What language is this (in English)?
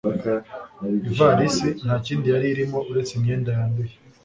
Kinyarwanda